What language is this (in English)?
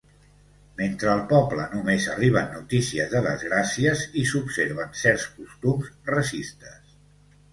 Catalan